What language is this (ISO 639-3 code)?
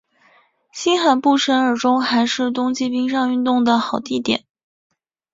zho